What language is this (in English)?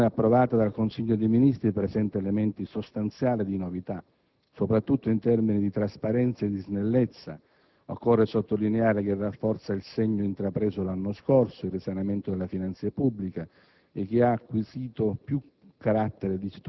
Italian